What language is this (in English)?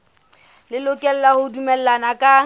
Southern Sotho